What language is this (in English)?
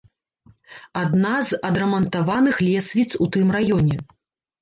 Belarusian